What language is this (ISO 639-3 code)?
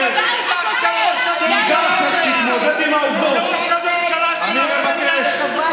heb